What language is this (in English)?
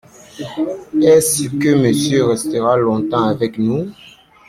French